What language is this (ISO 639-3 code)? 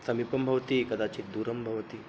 san